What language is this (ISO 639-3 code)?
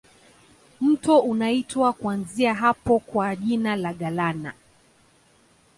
swa